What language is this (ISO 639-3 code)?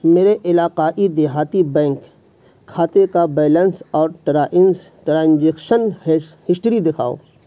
urd